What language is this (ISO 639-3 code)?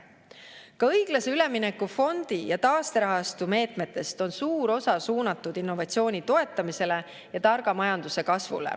est